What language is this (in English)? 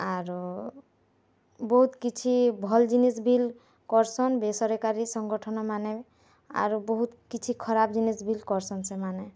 Odia